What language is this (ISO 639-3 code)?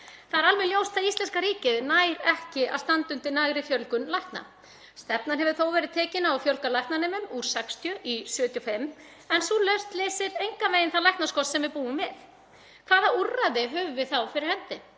isl